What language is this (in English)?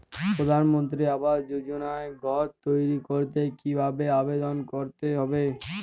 Bangla